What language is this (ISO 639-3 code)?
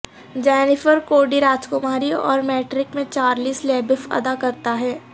urd